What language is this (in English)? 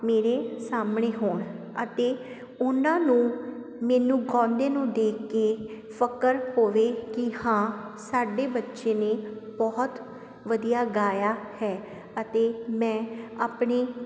Punjabi